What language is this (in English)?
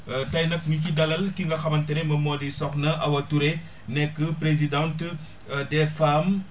Wolof